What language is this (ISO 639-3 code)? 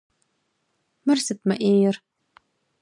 kbd